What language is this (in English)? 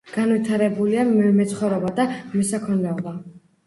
Georgian